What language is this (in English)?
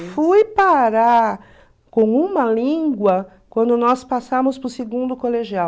Portuguese